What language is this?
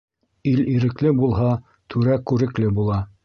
Bashkir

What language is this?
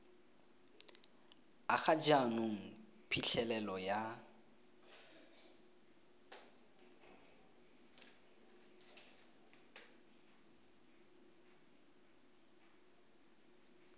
Tswana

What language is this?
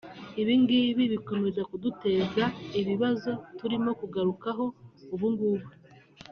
Kinyarwanda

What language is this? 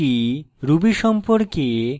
Bangla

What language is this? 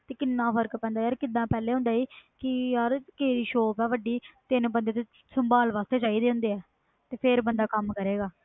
Punjabi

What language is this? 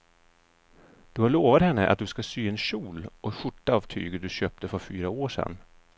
Swedish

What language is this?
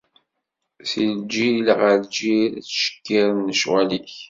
Kabyle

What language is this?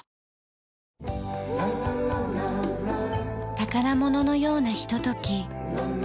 Japanese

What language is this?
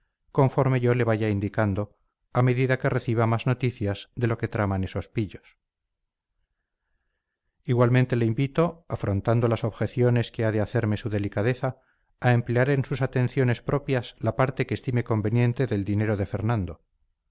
Spanish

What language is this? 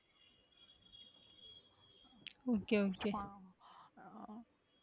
Tamil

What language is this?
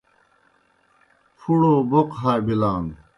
Kohistani Shina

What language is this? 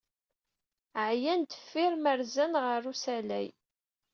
Kabyle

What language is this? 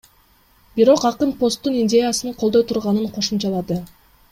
Kyrgyz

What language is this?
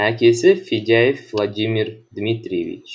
Kazakh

